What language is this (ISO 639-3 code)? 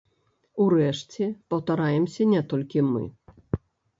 bel